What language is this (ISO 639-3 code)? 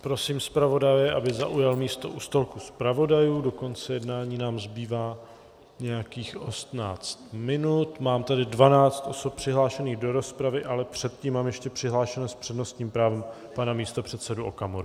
ces